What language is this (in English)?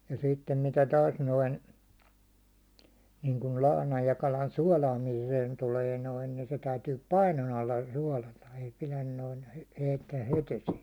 Finnish